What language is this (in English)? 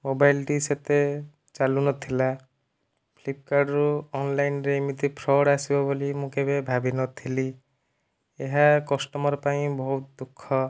Odia